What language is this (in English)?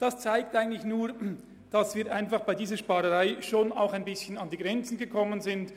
Swiss German